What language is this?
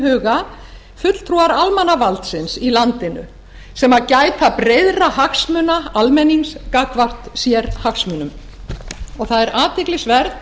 Icelandic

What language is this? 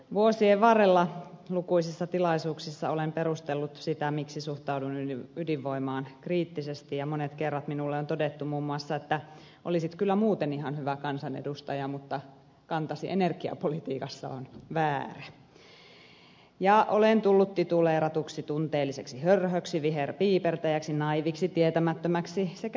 Finnish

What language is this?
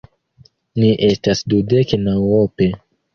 Esperanto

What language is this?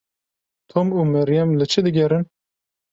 Kurdish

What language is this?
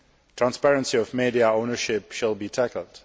English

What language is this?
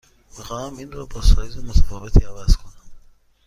Persian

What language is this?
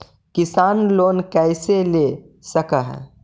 Magahi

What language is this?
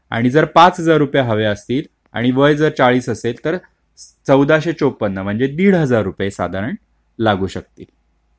Marathi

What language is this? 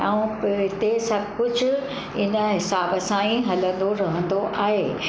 Sindhi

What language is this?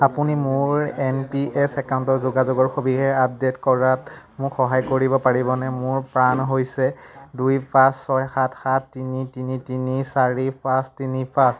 Assamese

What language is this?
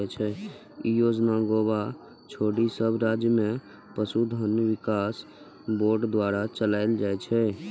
Maithili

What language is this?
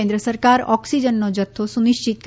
Gujarati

